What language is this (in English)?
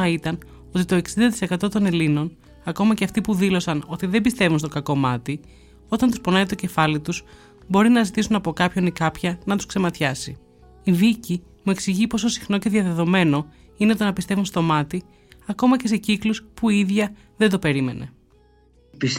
Greek